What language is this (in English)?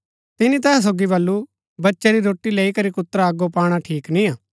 Gaddi